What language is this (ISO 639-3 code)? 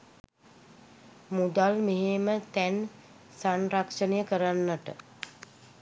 sin